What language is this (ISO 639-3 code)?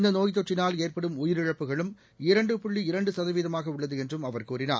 tam